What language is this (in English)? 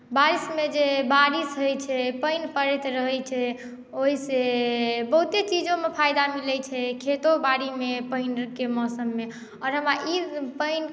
Maithili